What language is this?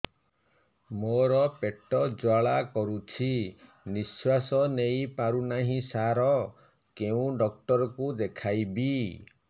Odia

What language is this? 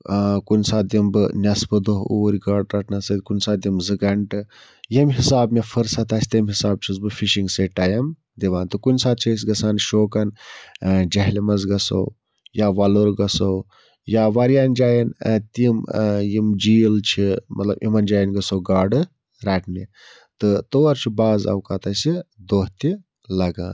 Kashmiri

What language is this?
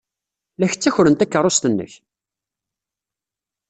Kabyle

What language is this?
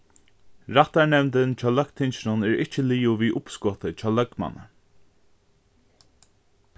Faroese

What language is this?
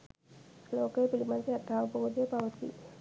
Sinhala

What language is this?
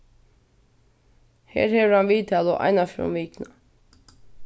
Faroese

